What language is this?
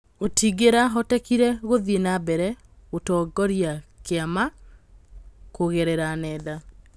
Kikuyu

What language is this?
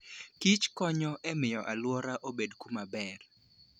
Luo (Kenya and Tanzania)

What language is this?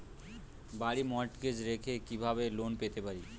Bangla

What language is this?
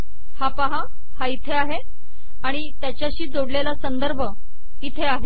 Marathi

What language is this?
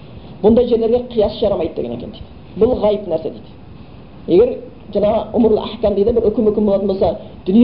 Bulgarian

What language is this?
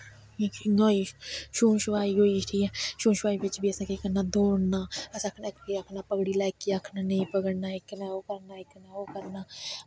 Dogri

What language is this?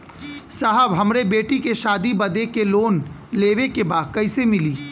Bhojpuri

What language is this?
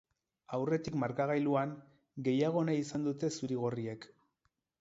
Basque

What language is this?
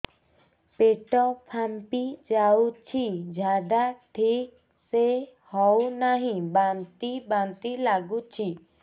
Odia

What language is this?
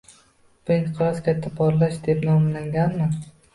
Uzbek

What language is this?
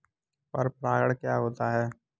Hindi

